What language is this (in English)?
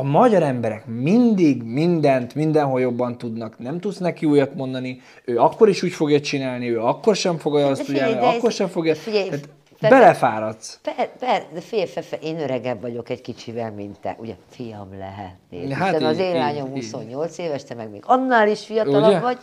Hungarian